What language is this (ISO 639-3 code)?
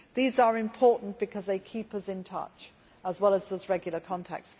eng